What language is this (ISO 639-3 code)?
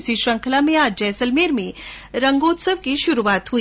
hin